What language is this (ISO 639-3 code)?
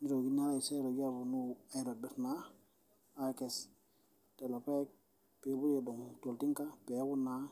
mas